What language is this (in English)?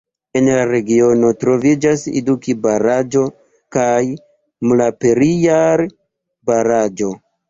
Esperanto